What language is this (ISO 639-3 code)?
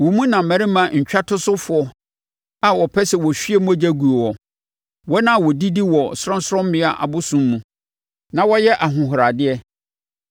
aka